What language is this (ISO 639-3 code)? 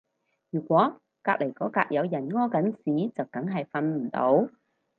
yue